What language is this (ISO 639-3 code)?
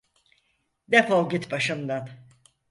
tur